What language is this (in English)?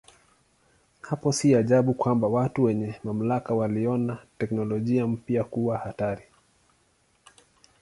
Swahili